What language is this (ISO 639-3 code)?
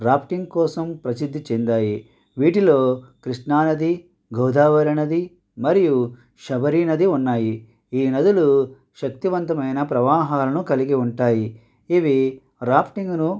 tel